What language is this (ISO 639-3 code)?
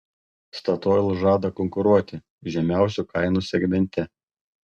lit